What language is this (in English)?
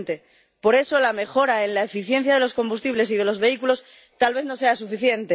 Spanish